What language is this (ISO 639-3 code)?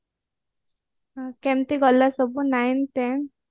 ori